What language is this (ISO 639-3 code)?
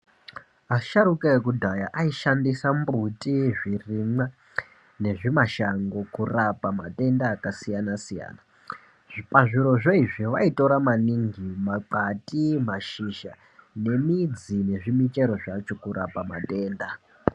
ndc